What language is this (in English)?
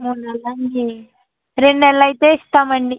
Telugu